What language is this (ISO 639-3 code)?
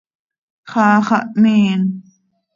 sei